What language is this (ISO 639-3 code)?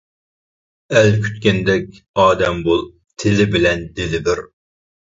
uig